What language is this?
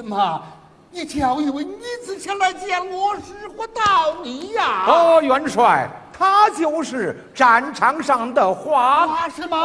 Chinese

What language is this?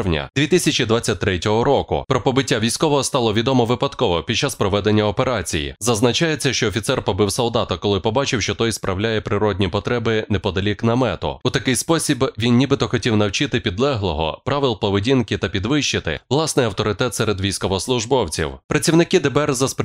Ukrainian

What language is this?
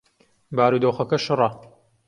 Central Kurdish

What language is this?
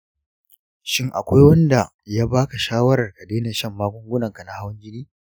Hausa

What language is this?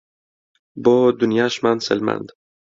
Central Kurdish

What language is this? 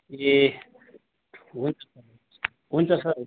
Nepali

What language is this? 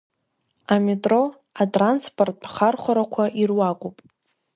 Abkhazian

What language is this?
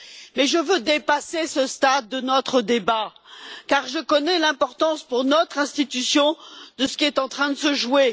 French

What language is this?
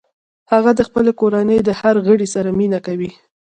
Pashto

